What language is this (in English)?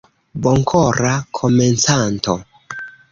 Esperanto